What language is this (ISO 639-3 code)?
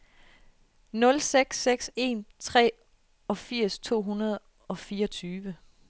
dan